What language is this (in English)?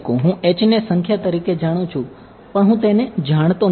Gujarati